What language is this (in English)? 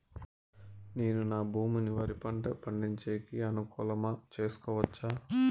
Telugu